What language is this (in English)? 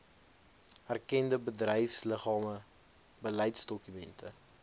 Afrikaans